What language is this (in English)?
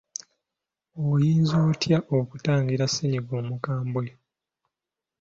Ganda